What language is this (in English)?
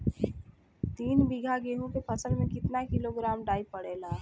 Bhojpuri